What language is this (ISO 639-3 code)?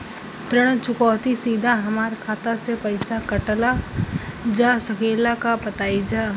bho